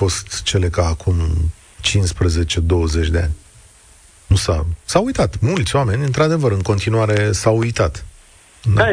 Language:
Romanian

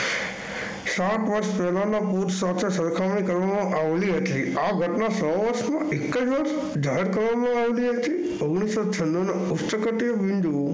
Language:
Gujarati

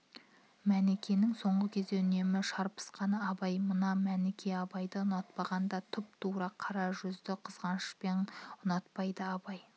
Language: Kazakh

